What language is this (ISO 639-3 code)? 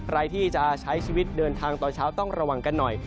tha